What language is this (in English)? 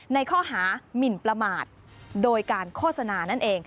Thai